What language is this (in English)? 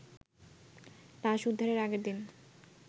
Bangla